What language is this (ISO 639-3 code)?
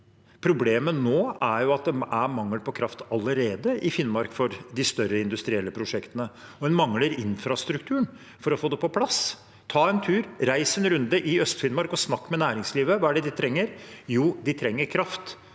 nor